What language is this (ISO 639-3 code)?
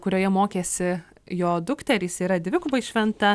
lit